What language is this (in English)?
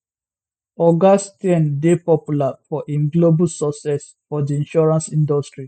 Nigerian Pidgin